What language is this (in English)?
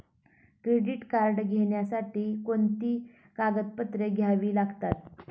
Marathi